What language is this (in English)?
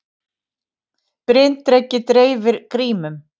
Icelandic